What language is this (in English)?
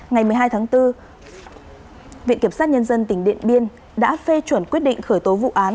Vietnamese